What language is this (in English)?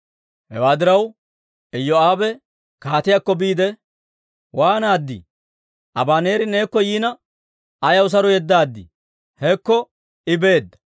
Dawro